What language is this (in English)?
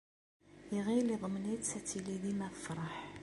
Kabyle